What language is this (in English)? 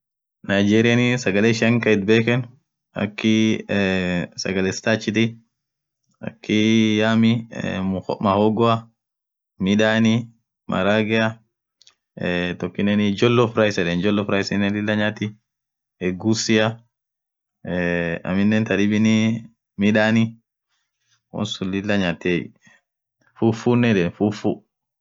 Orma